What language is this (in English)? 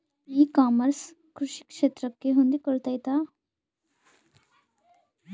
Kannada